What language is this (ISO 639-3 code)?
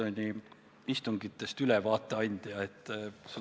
est